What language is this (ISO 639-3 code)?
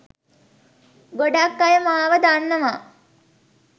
sin